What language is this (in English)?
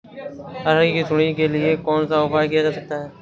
Hindi